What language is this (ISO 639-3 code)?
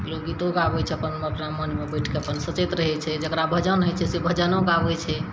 mai